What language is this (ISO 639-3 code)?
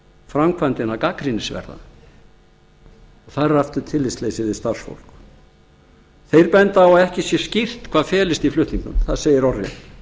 isl